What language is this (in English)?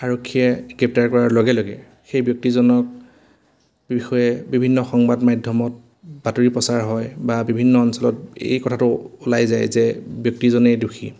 Assamese